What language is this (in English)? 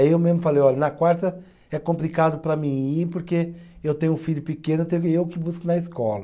Portuguese